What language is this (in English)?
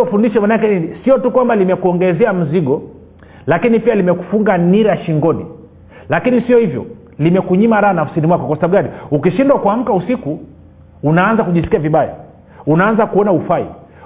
Swahili